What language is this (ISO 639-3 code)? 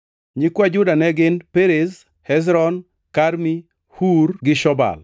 luo